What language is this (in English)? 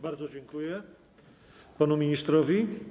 Polish